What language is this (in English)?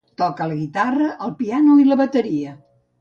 Catalan